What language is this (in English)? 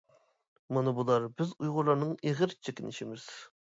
Uyghur